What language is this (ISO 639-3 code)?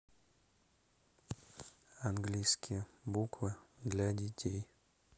rus